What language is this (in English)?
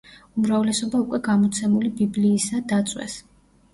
Georgian